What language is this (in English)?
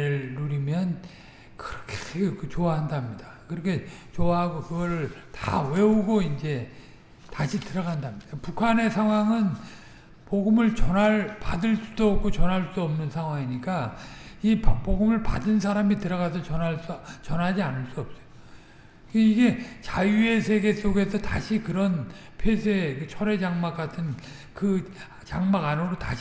Korean